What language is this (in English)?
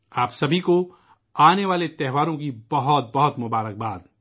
Urdu